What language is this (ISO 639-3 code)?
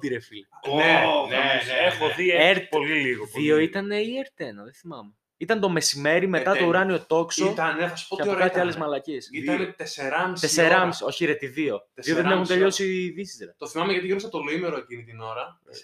ell